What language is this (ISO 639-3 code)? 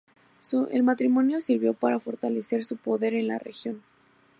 spa